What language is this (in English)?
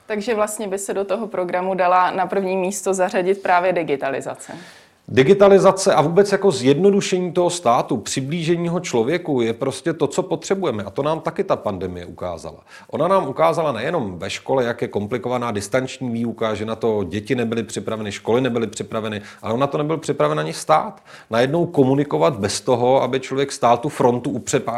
Czech